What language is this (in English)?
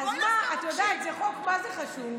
Hebrew